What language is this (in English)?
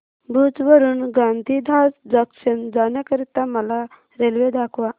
Marathi